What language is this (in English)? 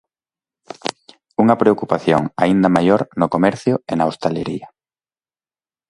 Galician